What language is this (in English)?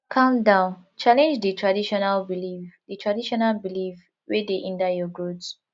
Nigerian Pidgin